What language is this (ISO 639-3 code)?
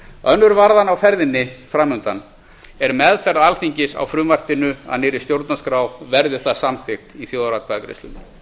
isl